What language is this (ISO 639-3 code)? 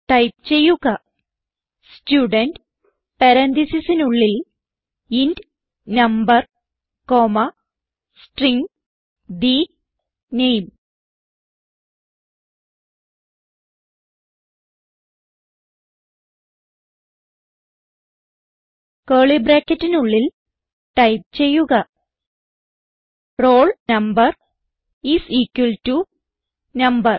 mal